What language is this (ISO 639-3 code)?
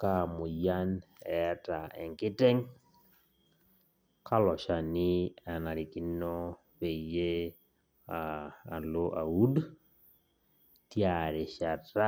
mas